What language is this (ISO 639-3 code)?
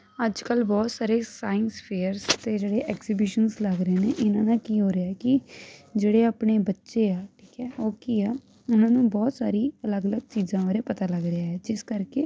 pan